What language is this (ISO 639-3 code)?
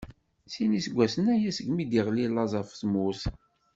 kab